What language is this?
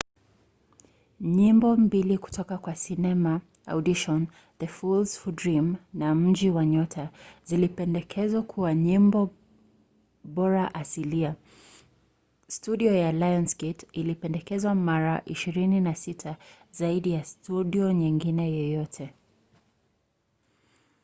Swahili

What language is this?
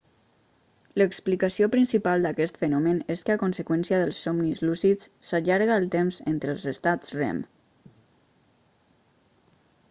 Catalan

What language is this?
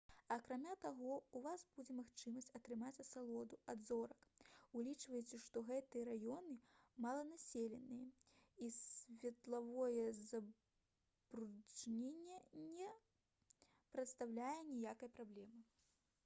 Belarusian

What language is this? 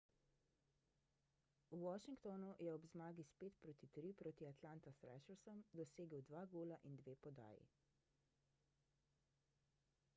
Slovenian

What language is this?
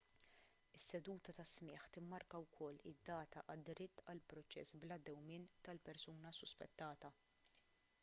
Maltese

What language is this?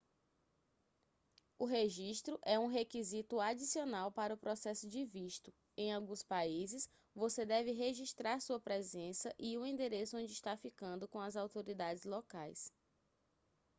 Portuguese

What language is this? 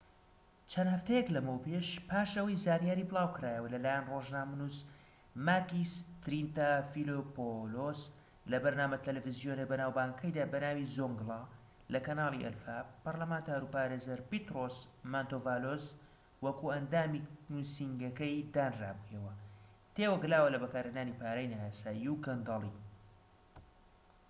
Central Kurdish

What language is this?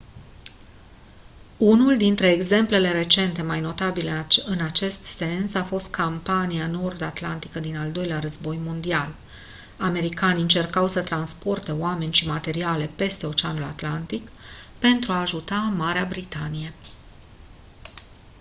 Romanian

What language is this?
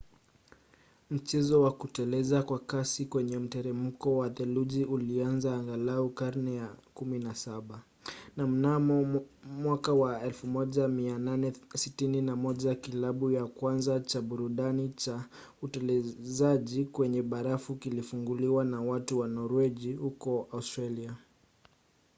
Swahili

